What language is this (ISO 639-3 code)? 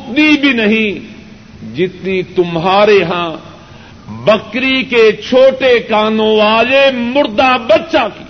urd